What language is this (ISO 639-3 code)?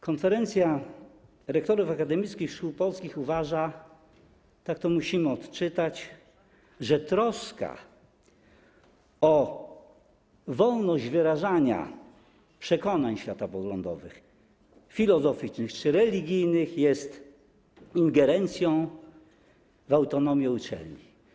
pol